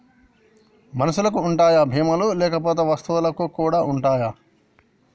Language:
Telugu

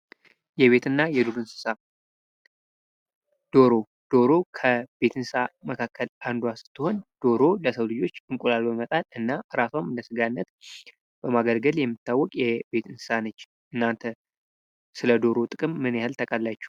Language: Amharic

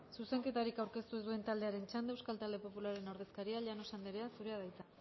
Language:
Basque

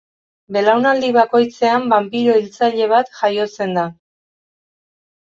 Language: Basque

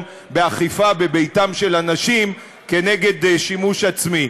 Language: Hebrew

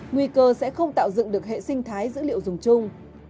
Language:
Vietnamese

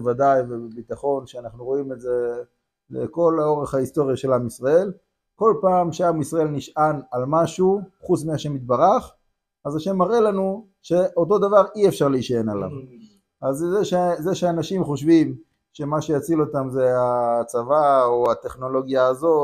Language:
Hebrew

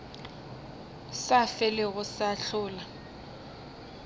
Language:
Northern Sotho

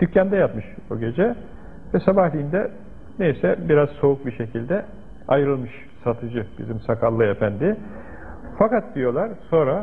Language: Turkish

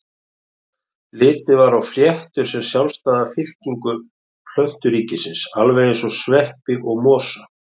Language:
Icelandic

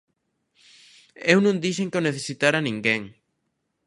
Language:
Galician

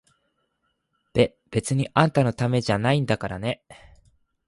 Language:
Japanese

